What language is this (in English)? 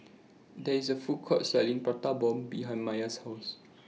English